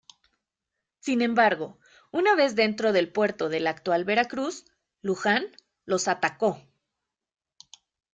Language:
Spanish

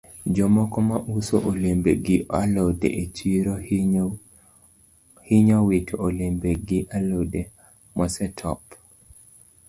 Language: Luo (Kenya and Tanzania)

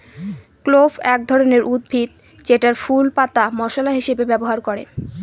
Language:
Bangla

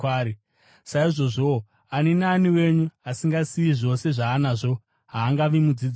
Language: Shona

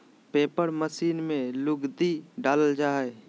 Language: Magahi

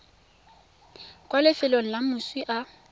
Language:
Tswana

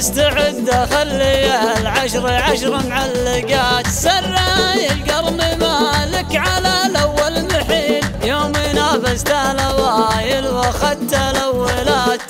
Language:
Arabic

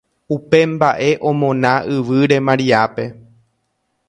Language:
Guarani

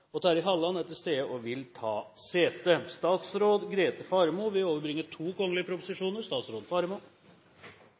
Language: Norwegian Nynorsk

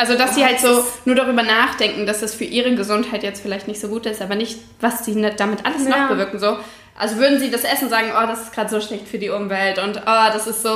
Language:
German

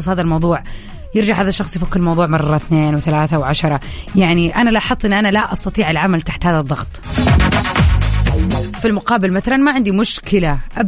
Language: Arabic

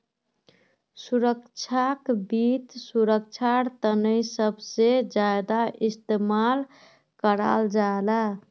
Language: Magahi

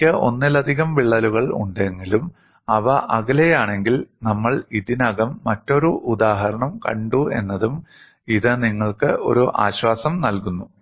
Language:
Malayalam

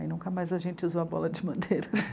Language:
Portuguese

